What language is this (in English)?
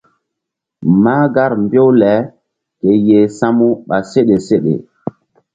Mbum